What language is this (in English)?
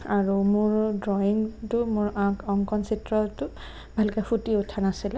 Assamese